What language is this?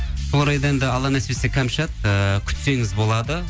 Kazakh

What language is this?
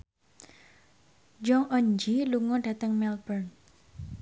Javanese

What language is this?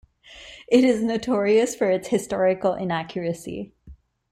English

